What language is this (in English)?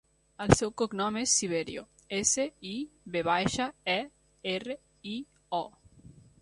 Catalan